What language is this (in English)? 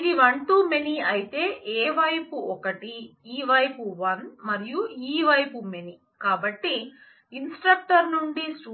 Telugu